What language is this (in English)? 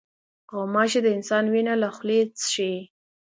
Pashto